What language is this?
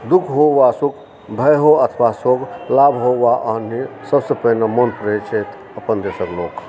Maithili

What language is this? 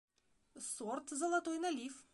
Russian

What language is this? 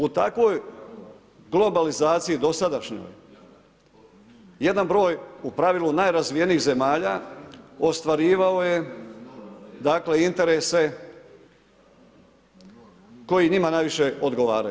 Croatian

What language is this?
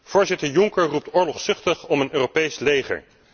Dutch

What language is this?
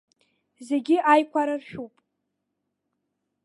Abkhazian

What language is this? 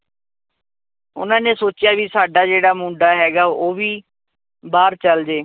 Punjabi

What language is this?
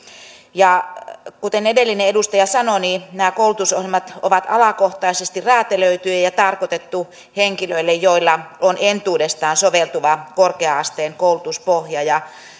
Finnish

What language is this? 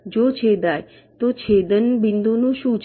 Gujarati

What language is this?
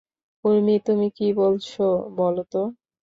Bangla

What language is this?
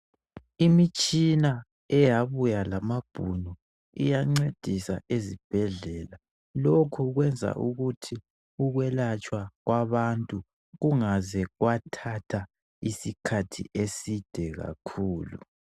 North Ndebele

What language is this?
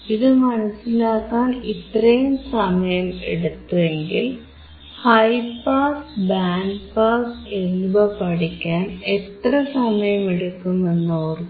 Malayalam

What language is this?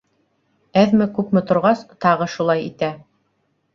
Bashkir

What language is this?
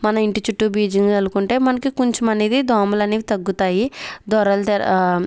Telugu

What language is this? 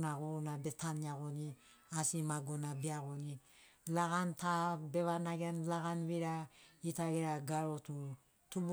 Sinaugoro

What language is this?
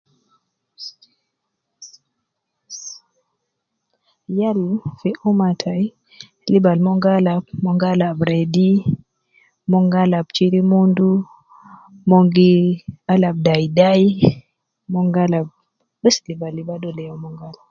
Nubi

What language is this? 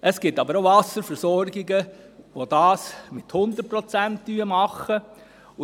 Swiss German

